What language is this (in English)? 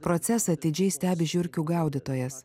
Lithuanian